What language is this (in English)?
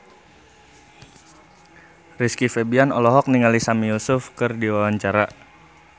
Sundanese